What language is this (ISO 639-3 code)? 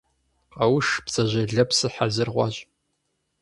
kbd